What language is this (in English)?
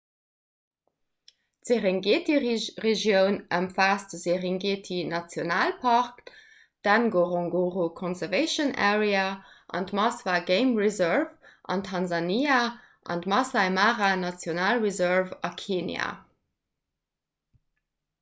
Luxembourgish